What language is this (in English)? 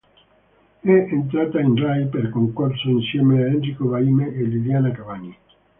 Italian